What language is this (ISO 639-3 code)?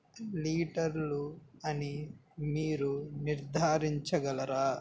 tel